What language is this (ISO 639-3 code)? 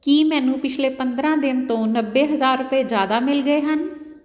pan